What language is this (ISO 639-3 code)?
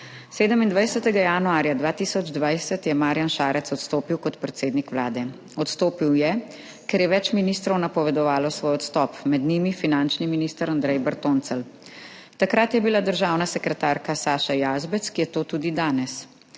slv